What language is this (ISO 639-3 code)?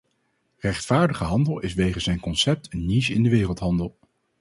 nld